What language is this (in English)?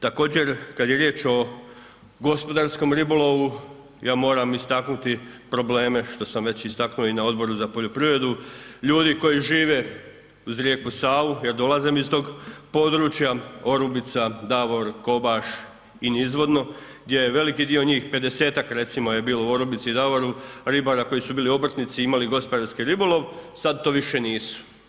Croatian